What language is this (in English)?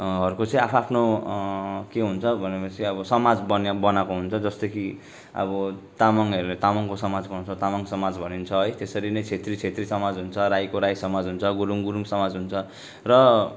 Nepali